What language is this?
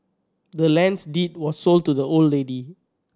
English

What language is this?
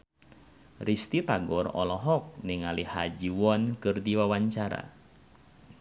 Sundanese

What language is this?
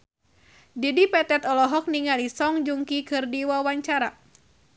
Sundanese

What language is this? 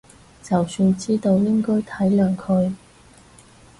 Cantonese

